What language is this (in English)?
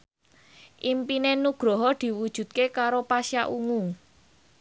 Javanese